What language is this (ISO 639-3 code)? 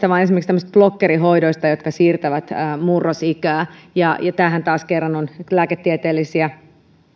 fin